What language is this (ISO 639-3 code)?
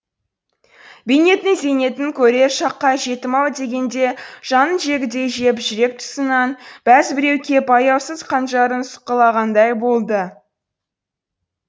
kaz